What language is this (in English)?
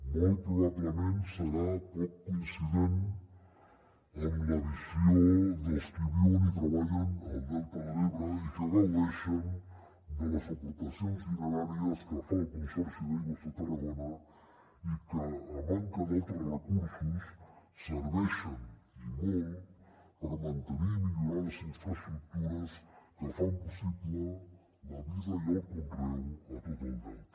Catalan